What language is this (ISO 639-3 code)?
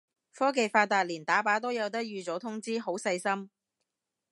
yue